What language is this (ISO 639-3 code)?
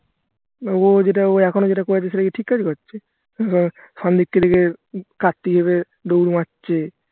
ben